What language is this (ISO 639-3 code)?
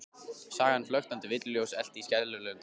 isl